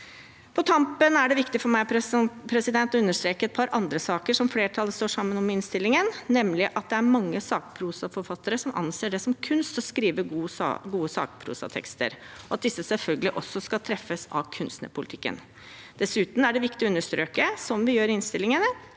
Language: Norwegian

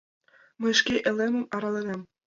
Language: Mari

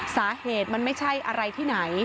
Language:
Thai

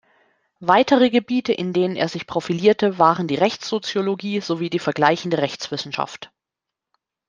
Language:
German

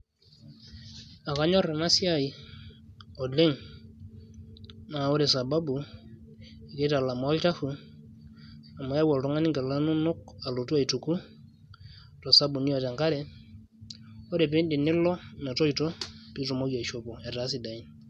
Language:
Masai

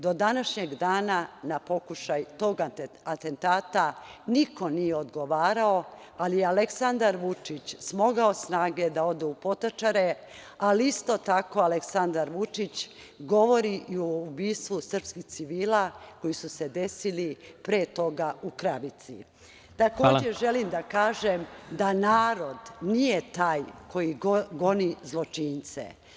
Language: Serbian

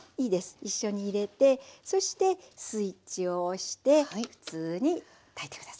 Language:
Japanese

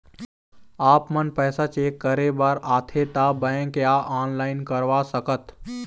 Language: Chhattisgarhi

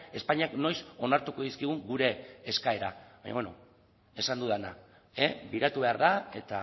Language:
Basque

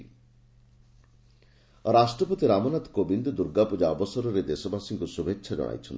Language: Odia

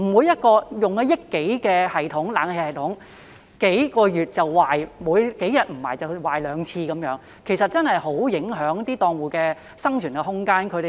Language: Cantonese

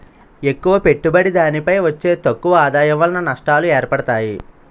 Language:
Telugu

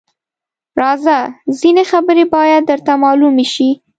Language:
Pashto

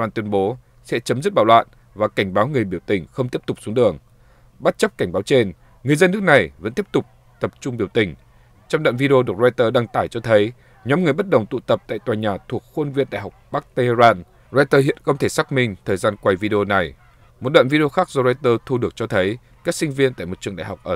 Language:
Vietnamese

